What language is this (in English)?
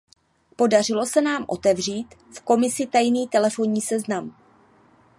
Czech